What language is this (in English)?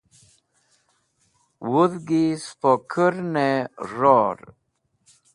Wakhi